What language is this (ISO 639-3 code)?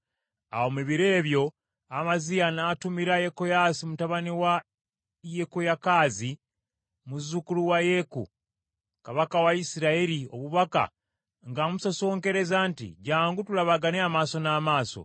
lug